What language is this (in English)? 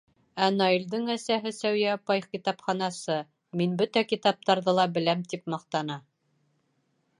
Bashkir